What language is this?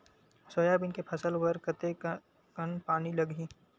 Chhattisgarhi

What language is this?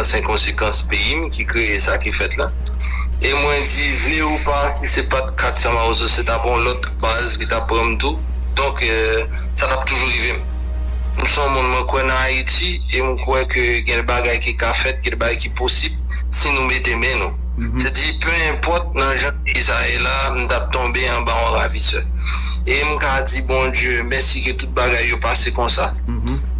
French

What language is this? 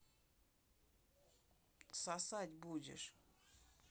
Russian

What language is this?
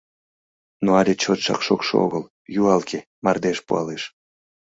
Mari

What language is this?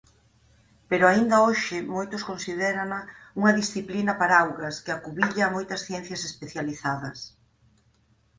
Galician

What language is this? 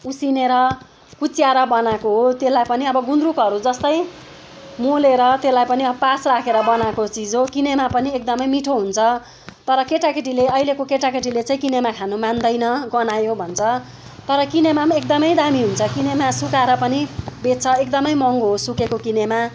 Nepali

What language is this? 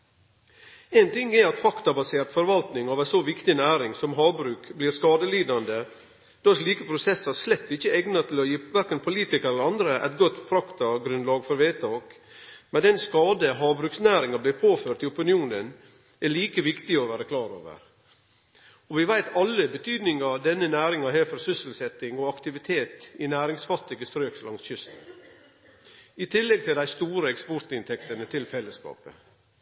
Norwegian Nynorsk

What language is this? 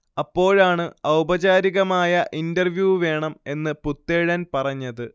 Malayalam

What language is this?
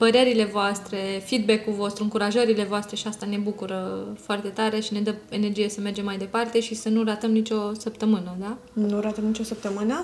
Romanian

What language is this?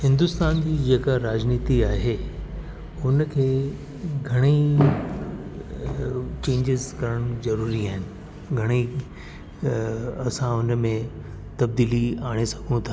Sindhi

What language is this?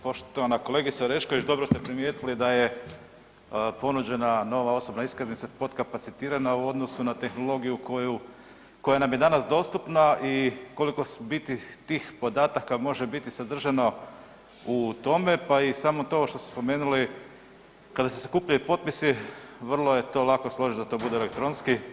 Croatian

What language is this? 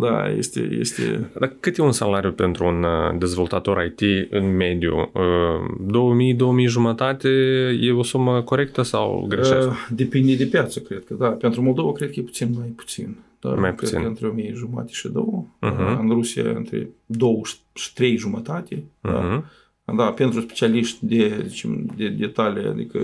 Romanian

